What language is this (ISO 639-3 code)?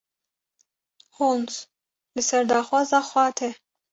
kur